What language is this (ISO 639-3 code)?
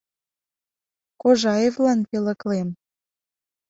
chm